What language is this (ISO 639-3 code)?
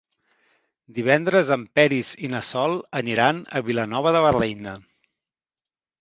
cat